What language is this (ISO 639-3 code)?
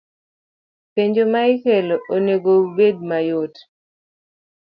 luo